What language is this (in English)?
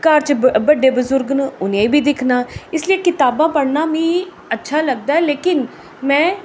Dogri